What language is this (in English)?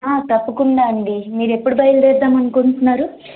Telugu